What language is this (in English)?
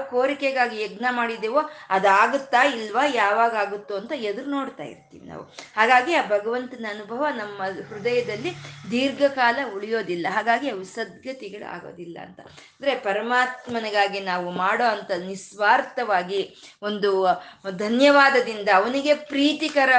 Kannada